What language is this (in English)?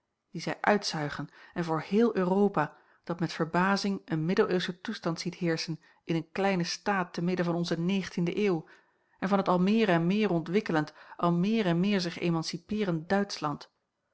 Dutch